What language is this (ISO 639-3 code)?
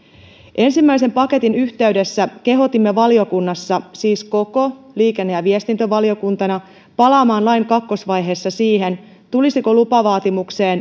fin